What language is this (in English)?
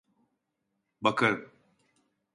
Turkish